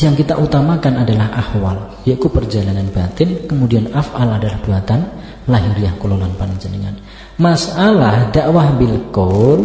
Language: Indonesian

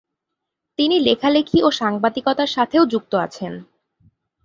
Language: Bangla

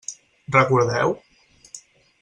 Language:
Catalan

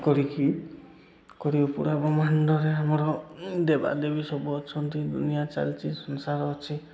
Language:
Odia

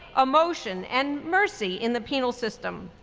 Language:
English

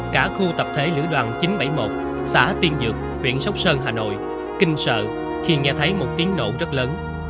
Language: Vietnamese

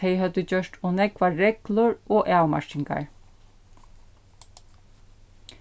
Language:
Faroese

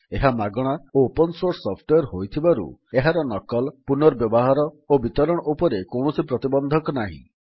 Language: Odia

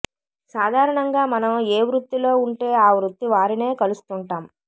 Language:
Telugu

